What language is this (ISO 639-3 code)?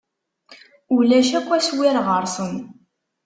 kab